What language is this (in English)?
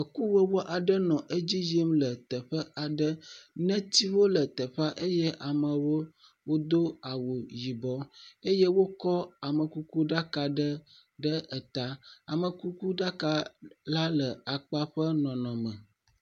Ewe